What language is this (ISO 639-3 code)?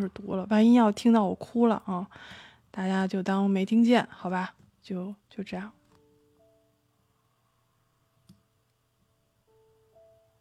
zho